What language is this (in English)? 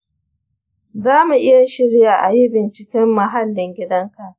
Hausa